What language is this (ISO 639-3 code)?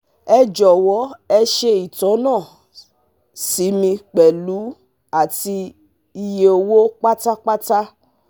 yor